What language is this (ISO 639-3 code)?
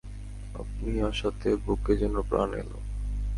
ben